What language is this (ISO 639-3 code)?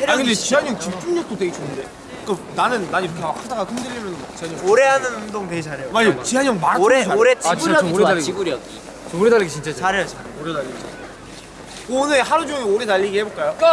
kor